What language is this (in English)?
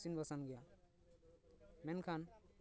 Santali